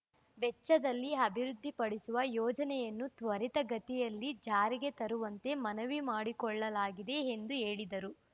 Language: Kannada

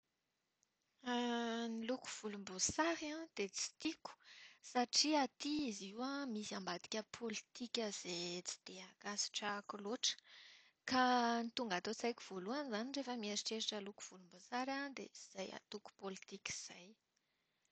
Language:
Malagasy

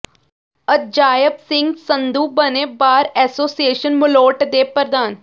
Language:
Punjabi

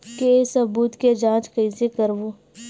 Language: Chhattisgarhi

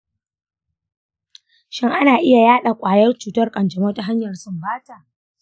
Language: Hausa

